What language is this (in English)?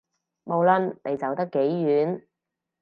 Cantonese